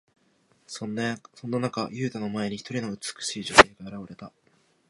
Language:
Japanese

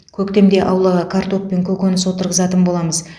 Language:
Kazakh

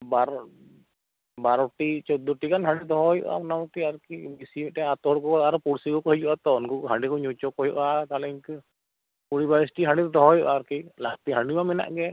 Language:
Santali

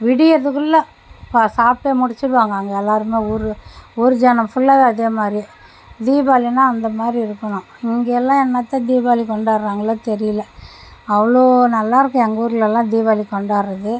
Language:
Tamil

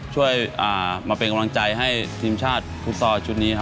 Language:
Thai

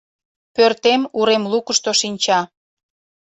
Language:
Mari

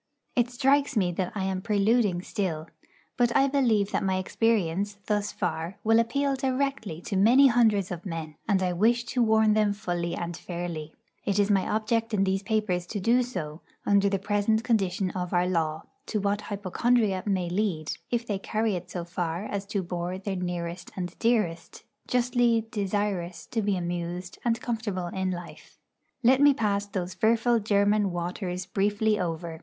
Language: English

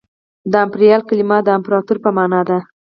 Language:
Pashto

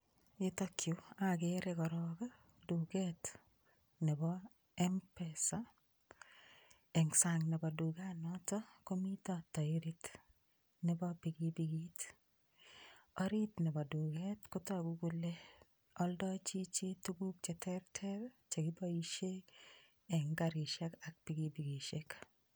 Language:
Kalenjin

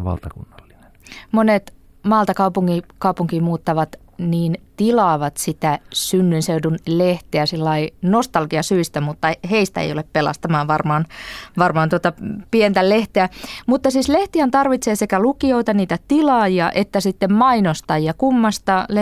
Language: Finnish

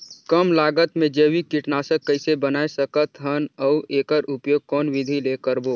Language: Chhattisgarhi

